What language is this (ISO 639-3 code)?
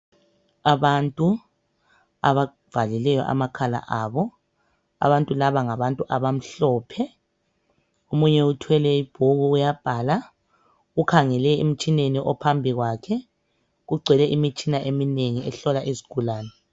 nde